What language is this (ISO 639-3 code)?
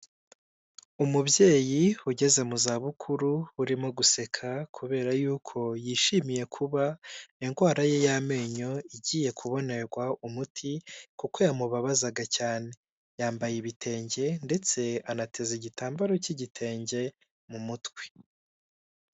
kin